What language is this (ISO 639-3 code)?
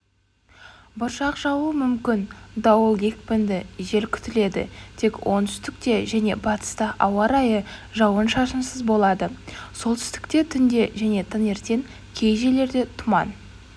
kaz